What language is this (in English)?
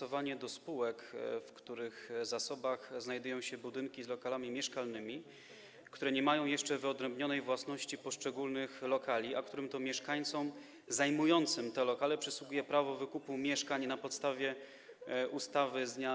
Polish